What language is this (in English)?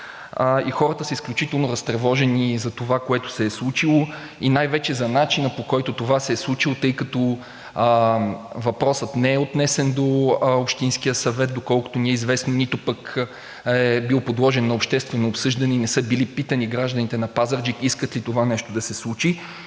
Bulgarian